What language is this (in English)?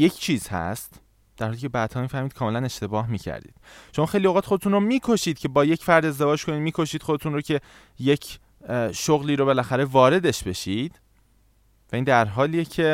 Persian